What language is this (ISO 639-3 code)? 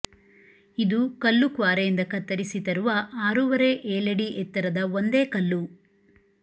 kan